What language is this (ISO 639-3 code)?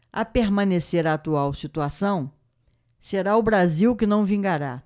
por